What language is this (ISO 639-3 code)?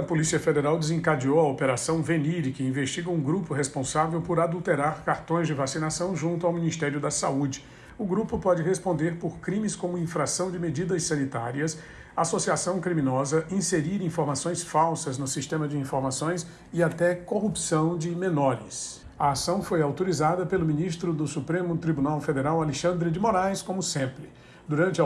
por